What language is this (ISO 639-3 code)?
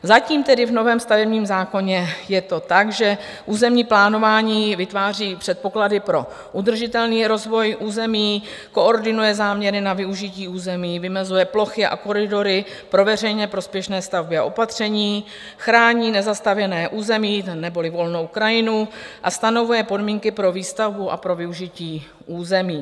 ces